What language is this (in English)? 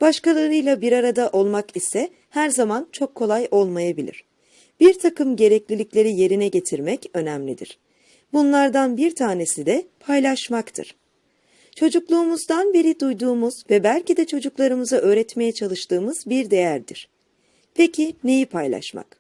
Turkish